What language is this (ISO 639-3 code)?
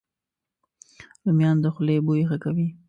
pus